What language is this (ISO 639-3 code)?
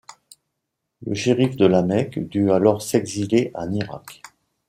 fra